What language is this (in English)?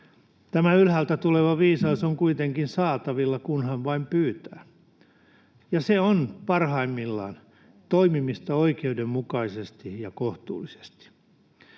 Finnish